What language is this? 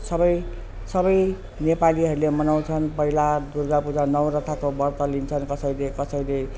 Nepali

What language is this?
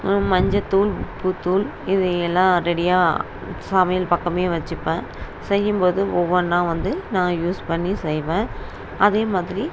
Tamil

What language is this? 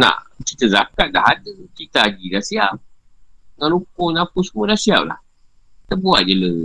Malay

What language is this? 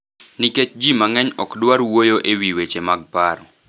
Luo (Kenya and Tanzania)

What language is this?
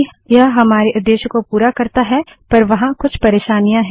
Hindi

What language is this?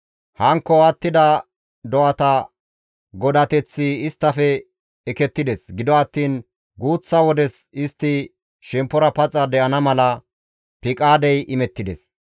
Gamo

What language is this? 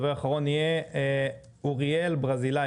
Hebrew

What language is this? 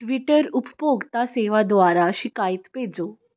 Punjabi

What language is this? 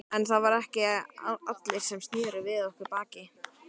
Icelandic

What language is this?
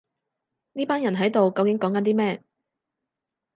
Cantonese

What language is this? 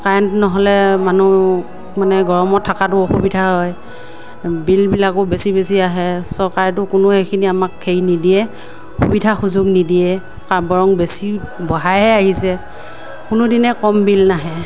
Assamese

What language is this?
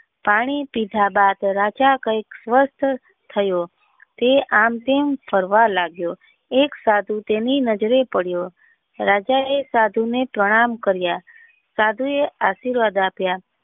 Gujarati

